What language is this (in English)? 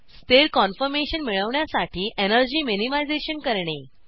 Marathi